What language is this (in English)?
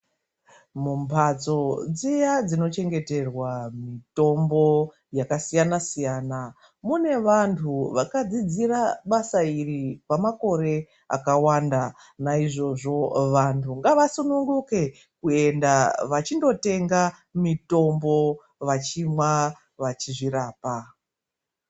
Ndau